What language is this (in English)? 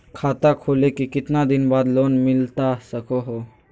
Magahi